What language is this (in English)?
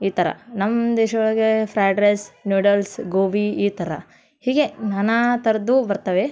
Kannada